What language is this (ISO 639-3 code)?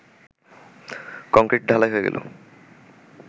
ben